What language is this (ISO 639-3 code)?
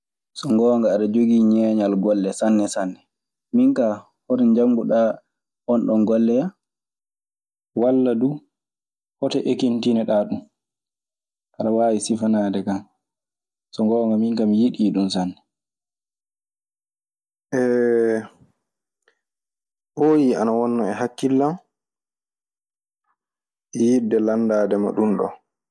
ffm